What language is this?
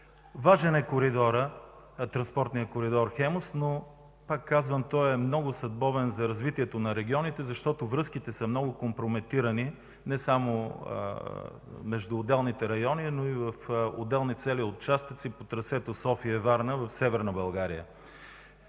Bulgarian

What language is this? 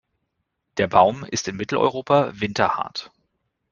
German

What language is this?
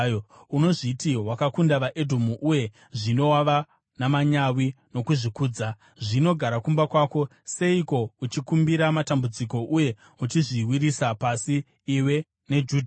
Shona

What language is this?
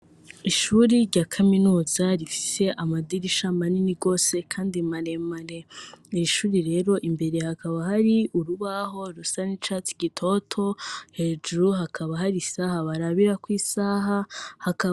Rundi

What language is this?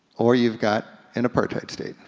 English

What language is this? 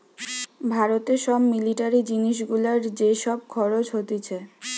Bangla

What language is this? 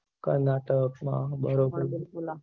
Gujarati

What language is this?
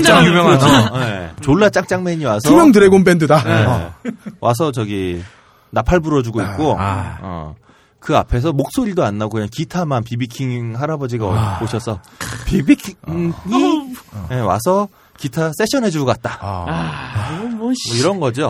Korean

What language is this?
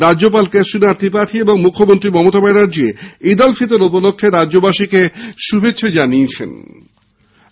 Bangla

